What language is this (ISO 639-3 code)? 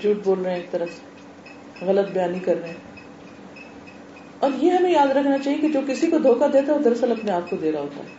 urd